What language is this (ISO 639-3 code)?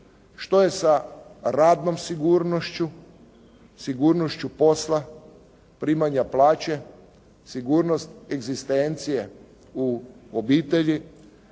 hrv